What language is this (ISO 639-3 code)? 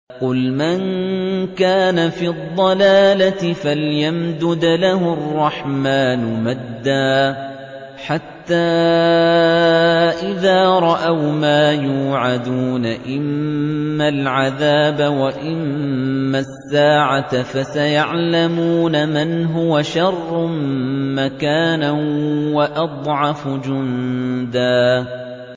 ara